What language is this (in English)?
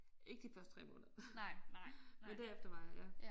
Danish